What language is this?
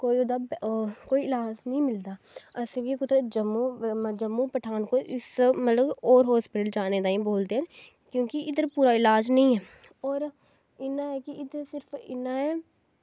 Dogri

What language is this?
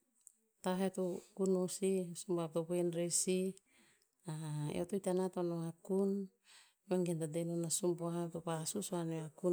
Tinputz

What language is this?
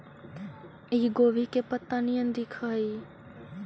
Magahi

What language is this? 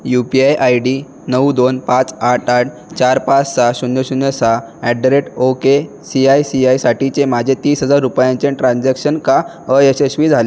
Marathi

